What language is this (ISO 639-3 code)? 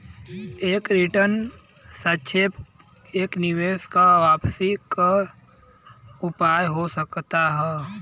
bho